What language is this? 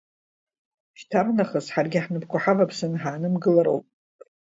Abkhazian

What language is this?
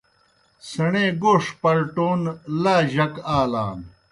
Kohistani Shina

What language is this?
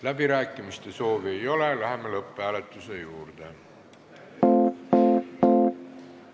Estonian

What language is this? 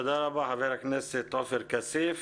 Hebrew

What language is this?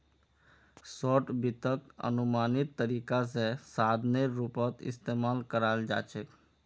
Magahi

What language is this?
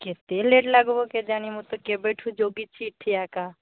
Odia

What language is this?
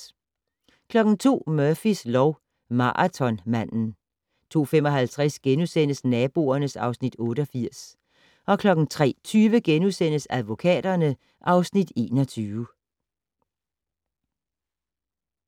Danish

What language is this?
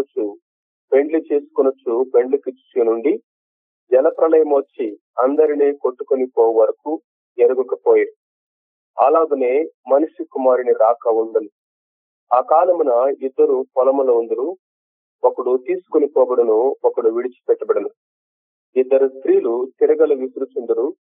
Telugu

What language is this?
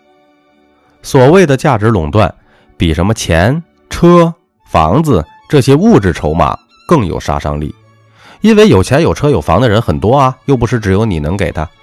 Chinese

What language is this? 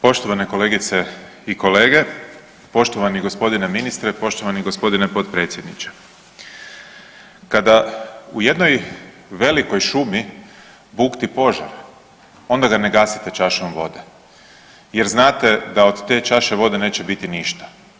Croatian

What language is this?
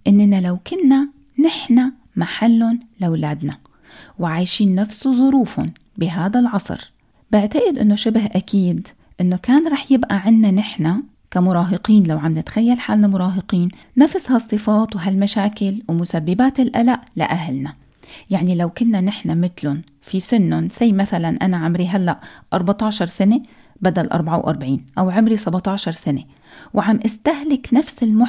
Arabic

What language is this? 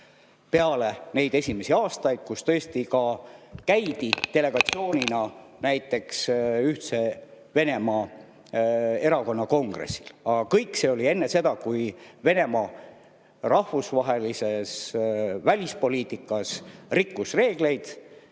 Estonian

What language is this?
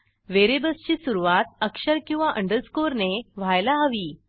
Marathi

